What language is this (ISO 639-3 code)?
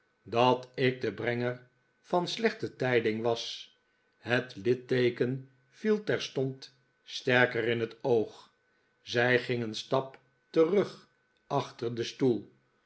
nld